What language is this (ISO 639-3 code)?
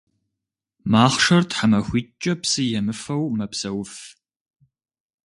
kbd